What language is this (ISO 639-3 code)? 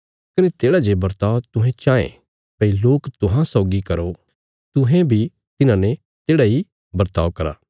kfs